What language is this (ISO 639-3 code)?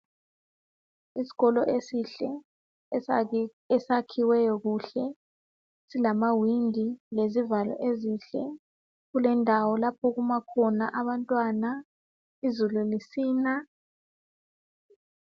nde